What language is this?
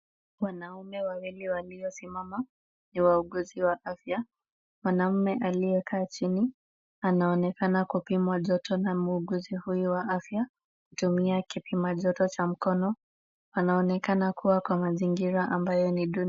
Swahili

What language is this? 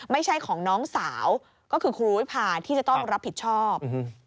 Thai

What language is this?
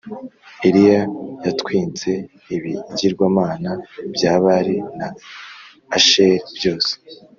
Kinyarwanda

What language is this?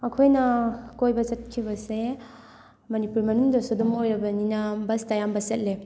Manipuri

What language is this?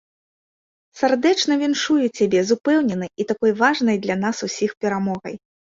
Belarusian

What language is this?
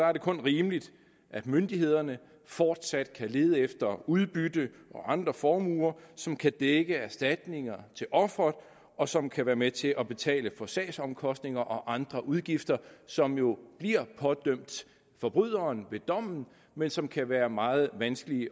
Danish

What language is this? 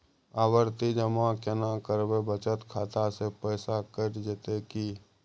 Maithili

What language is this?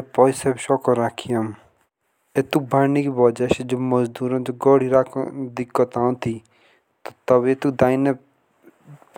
Jaunsari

